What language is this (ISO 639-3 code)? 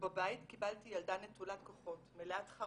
heb